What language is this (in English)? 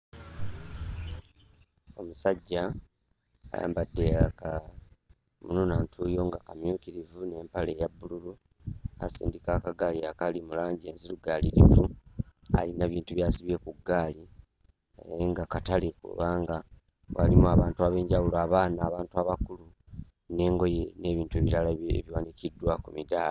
Ganda